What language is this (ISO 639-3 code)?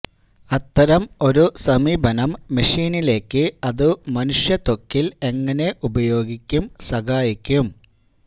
mal